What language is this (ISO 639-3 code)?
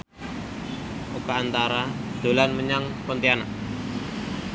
jav